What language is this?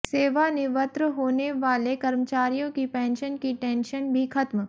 Hindi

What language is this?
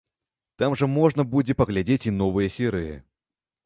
Belarusian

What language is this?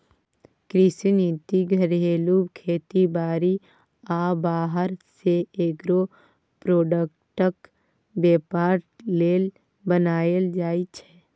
Maithili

